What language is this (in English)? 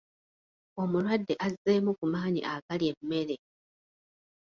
Ganda